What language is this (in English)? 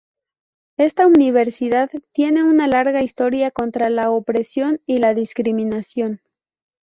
Spanish